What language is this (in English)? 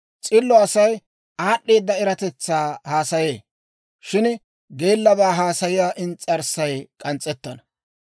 Dawro